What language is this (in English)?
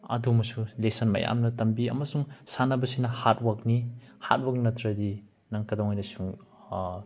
Manipuri